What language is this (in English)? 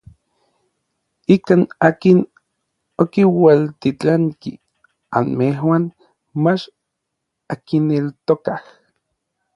Orizaba Nahuatl